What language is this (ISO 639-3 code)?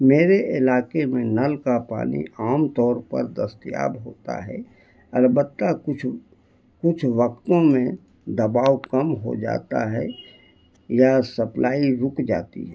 urd